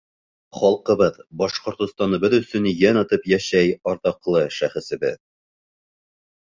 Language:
Bashkir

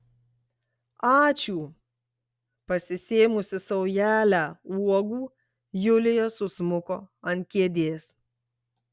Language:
Lithuanian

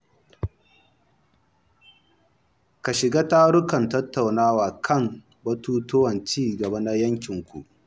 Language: Hausa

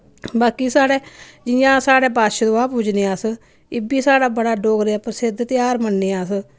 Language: Dogri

